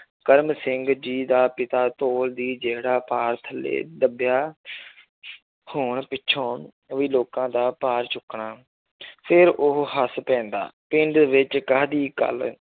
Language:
Punjabi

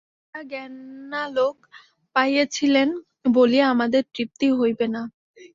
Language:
Bangla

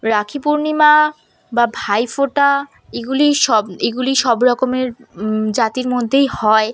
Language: Bangla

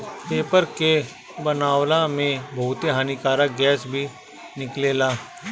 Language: Bhojpuri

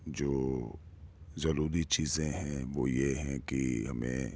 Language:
Urdu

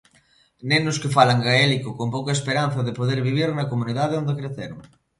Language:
Galician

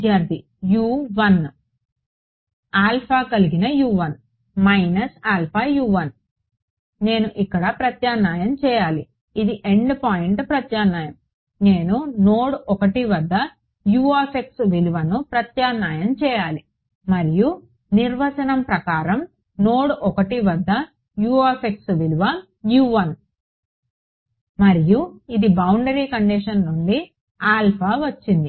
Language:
Telugu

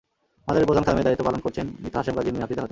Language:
Bangla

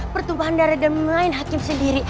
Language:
Indonesian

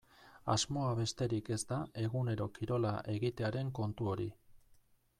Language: Basque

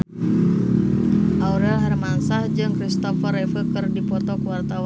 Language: Sundanese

